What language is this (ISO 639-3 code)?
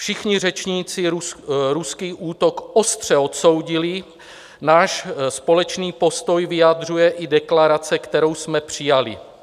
ces